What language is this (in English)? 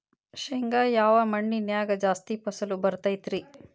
Kannada